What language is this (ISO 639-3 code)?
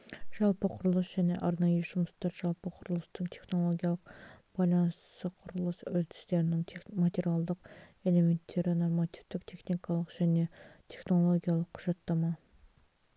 kaz